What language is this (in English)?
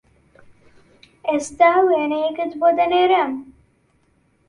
Central Kurdish